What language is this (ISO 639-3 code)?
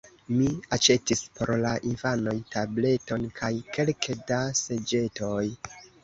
epo